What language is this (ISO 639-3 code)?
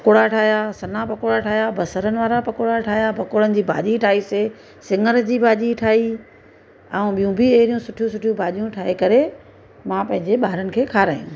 snd